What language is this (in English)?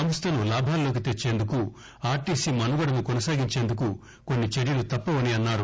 Telugu